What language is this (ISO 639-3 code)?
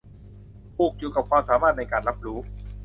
tha